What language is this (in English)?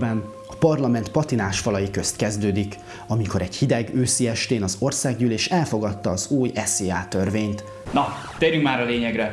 Hungarian